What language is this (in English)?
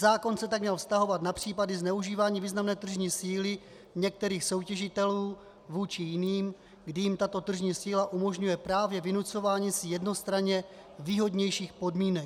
Czech